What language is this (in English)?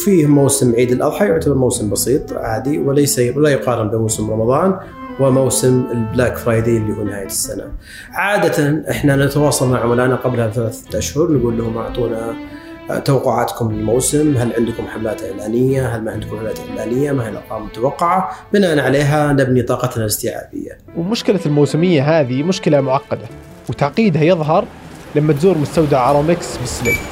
Arabic